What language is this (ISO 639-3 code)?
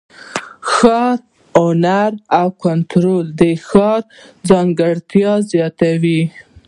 pus